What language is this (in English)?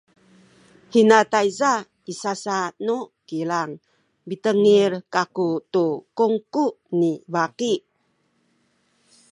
Sakizaya